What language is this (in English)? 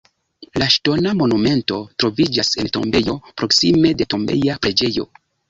Esperanto